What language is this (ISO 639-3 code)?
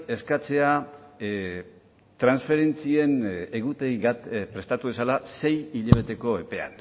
eus